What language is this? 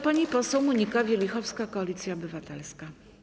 Polish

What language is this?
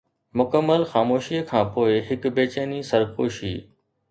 Sindhi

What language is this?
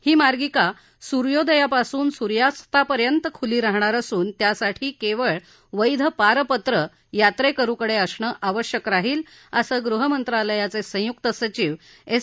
Marathi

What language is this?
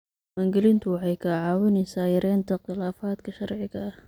Somali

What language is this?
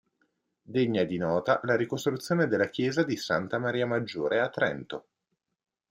Italian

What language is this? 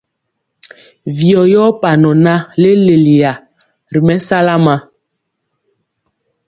Mpiemo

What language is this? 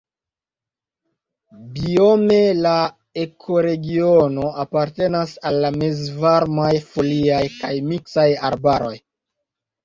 Esperanto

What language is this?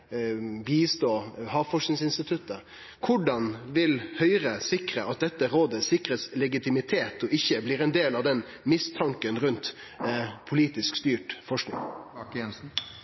Norwegian Nynorsk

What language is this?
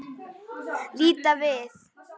Icelandic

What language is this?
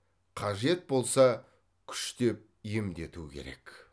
Kazakh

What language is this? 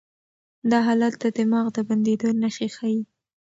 Pashto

